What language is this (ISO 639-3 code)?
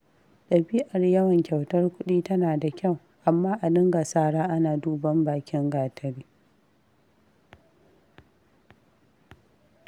hau